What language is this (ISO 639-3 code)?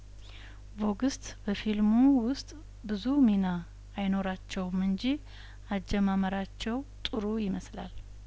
amh